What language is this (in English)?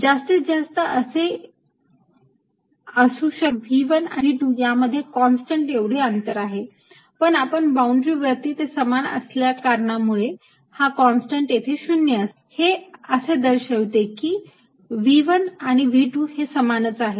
Marathi